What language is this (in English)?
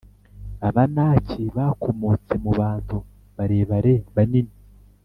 Kinyarwanda